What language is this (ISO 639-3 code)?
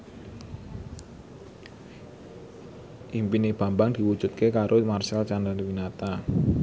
jav